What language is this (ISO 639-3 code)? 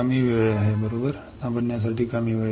mar